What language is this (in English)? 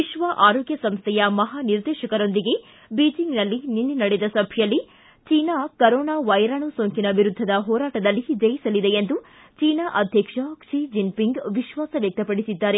Kannada